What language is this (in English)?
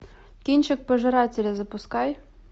Russian